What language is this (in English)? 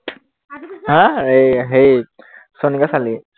Assamese